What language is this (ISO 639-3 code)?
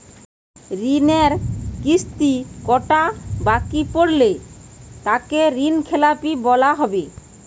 ben